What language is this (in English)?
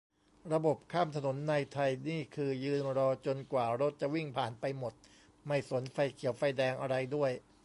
Thai